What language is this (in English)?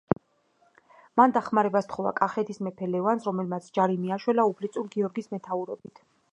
Georgian